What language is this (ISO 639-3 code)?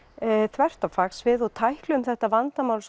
isl